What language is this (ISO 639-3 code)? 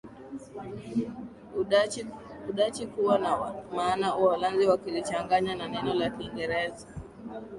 swa